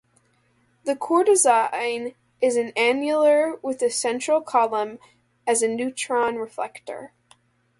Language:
English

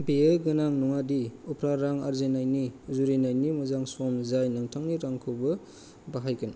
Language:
Bodo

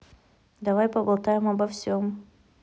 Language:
Russian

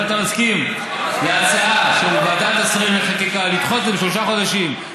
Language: Hebrew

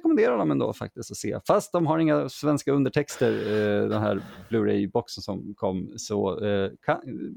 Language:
Swedish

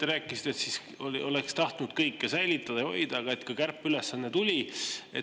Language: Estonian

